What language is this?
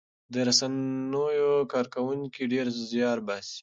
Pashto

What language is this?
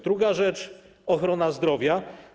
Polish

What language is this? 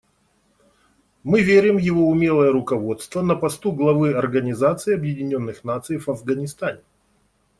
Russian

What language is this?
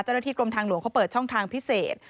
Thai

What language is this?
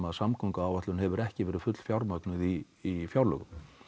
Icelandic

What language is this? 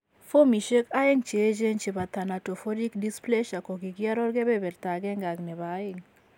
Kalenjin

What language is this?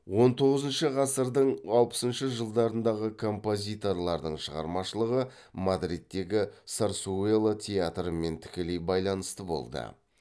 Kazakh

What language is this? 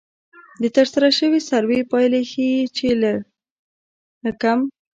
Pashto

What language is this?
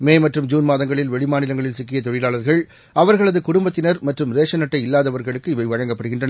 Tamil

